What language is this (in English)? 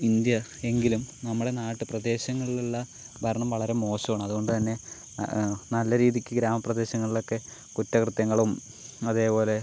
Malayalam